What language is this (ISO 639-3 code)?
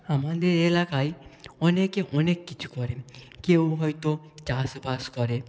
ben